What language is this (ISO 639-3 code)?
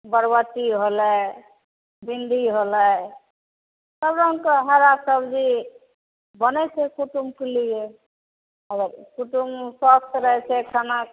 mai